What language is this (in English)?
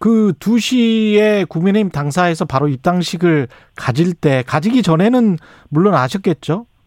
Korean